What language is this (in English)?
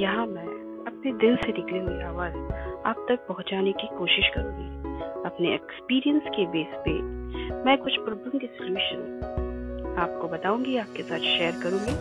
Hindi